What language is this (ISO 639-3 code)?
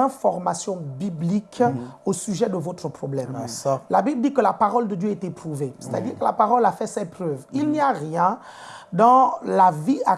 fra